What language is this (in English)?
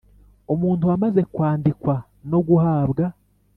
Kinyarwanda